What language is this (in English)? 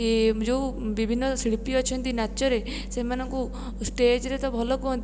Odia